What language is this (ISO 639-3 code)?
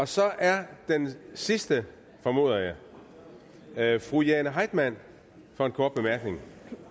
dan